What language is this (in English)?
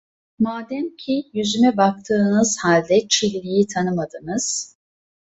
Turkish